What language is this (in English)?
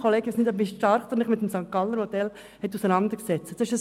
Swiss German